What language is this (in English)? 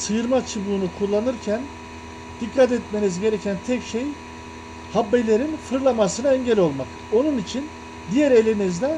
Turkish